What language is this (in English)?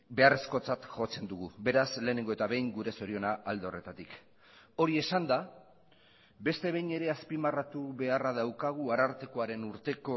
Basque